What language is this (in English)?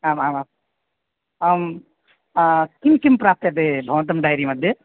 Sanskrit